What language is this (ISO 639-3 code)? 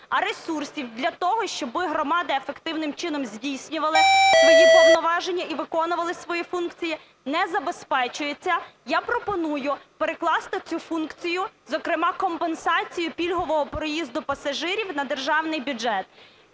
ukr